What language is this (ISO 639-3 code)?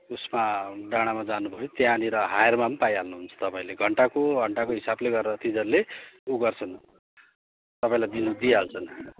nep